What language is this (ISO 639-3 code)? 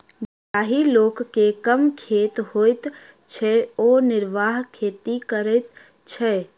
mai